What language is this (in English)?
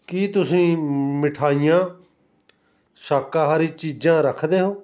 Punjabi